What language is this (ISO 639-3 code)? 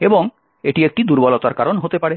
ben